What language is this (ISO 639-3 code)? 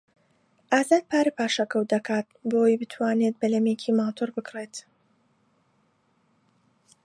ckb